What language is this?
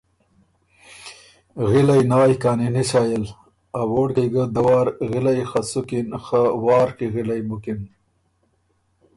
Ormuri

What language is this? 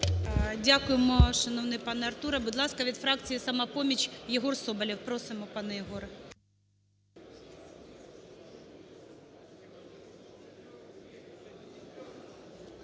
Ukrainian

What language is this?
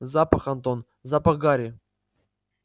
Russian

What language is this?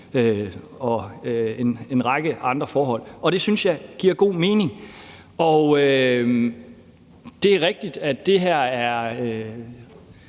Danish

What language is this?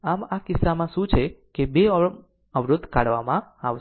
Gujarati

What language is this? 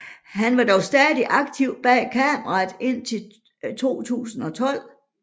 Danish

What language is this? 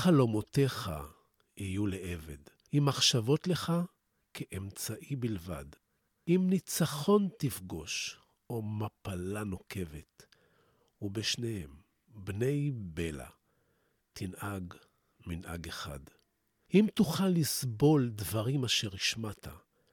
Hebrew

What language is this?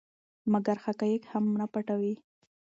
Pashto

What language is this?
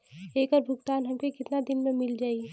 Bhojpuri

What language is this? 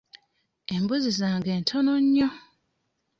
Ganda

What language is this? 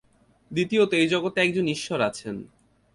Bangla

